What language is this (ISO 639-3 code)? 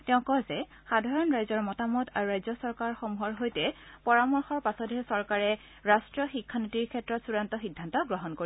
asm